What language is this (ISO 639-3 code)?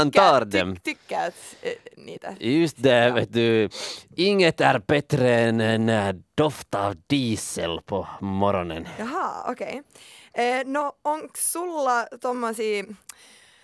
swe